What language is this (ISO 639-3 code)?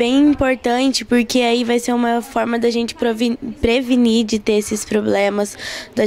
por